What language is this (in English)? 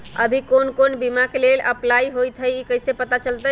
Magahi